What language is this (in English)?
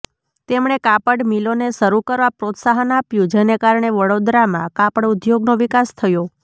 Gujarati